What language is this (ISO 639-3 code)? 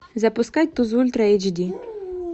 rus